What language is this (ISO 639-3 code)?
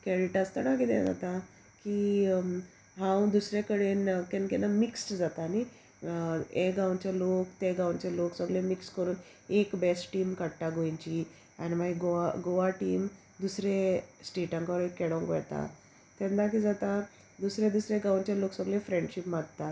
kok